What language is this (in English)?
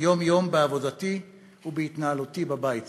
Hebrew